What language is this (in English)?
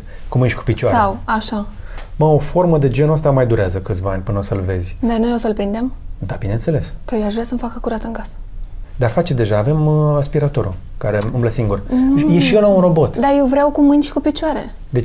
Romanian